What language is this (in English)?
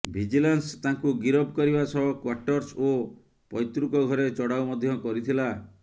Odia